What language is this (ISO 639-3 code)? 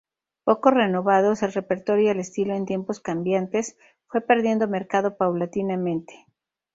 spa